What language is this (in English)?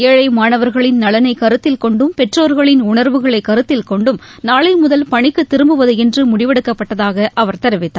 Tamil